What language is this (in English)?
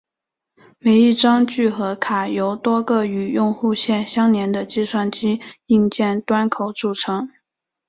Chinese